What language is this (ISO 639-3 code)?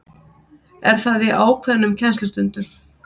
isl